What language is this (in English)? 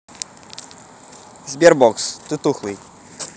Russian